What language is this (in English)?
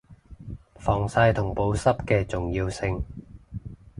Cantonese